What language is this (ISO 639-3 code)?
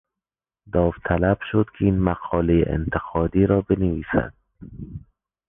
fas